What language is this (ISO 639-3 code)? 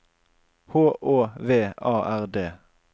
nor